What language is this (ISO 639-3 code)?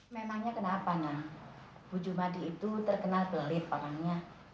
ind